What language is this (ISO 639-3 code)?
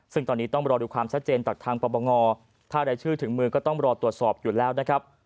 tha